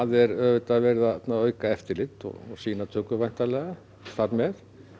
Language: Icelandic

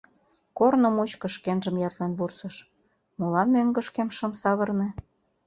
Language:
Mari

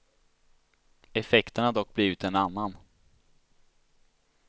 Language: Swedish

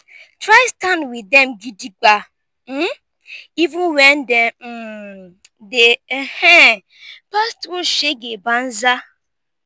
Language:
Nigerian Pidgin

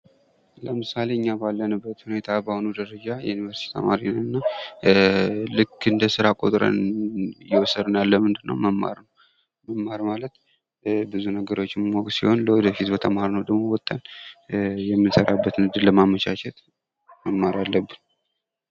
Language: Amharic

